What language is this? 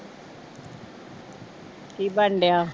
Punjabi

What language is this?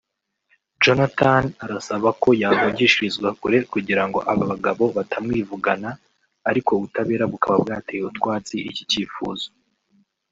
Kinyarwanda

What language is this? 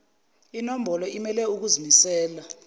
Zulu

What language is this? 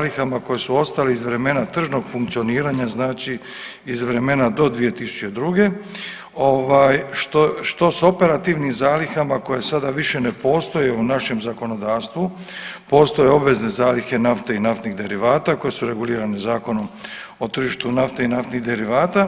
Croatian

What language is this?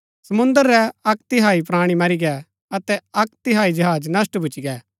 Gaddi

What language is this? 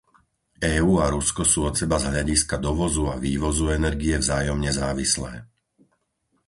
Slovak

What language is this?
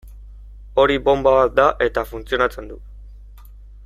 Basque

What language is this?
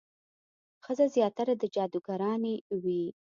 Pashto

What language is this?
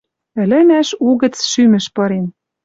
Western Mari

